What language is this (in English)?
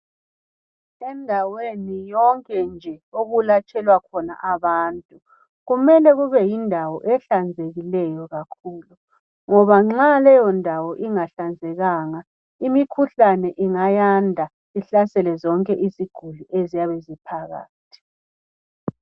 North Ndebele